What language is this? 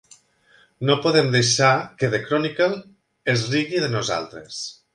Catalan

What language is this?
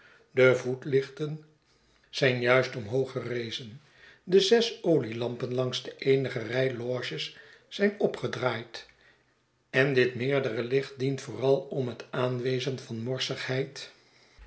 Dutch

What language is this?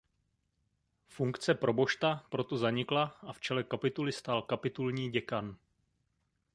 Czech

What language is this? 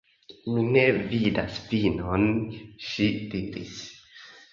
Esperanto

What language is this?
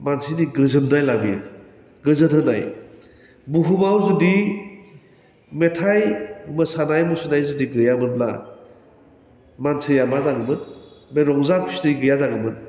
Bodo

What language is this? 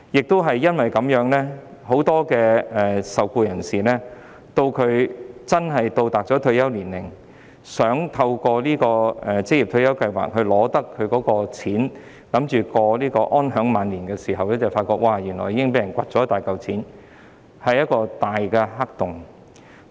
Cantonese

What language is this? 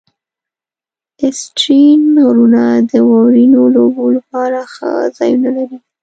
Pashto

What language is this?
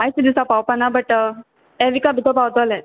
Konkani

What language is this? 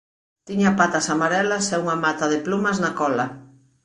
Galician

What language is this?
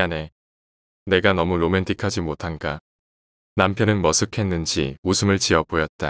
Korean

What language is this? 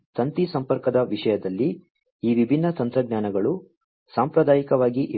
Kannada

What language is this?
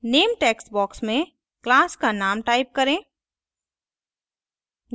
Hindi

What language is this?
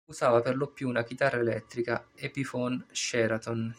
Italian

